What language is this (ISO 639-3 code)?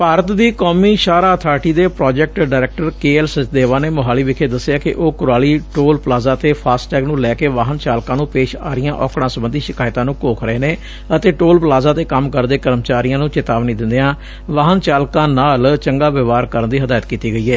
pan